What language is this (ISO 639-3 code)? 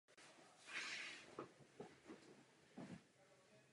ces